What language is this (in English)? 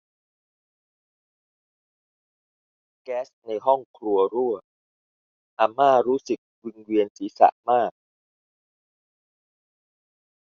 Thai